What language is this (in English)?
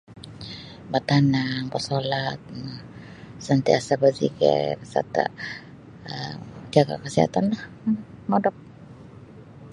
Sabah Bisaya